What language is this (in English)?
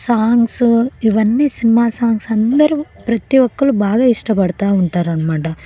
Telugu